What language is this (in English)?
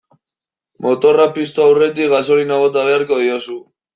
Basque